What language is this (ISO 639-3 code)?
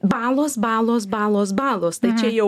lit